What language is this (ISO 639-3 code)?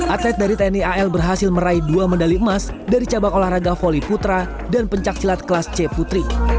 ind